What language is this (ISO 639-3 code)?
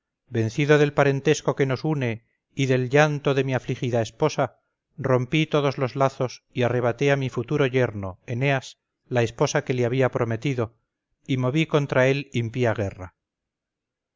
spa